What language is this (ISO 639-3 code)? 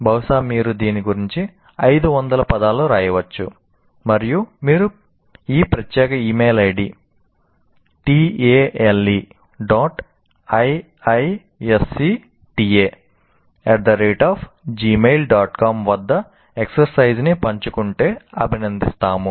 tel